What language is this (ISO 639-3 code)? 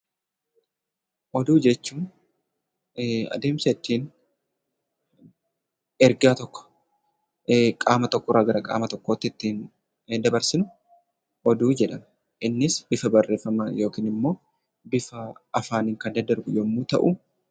orm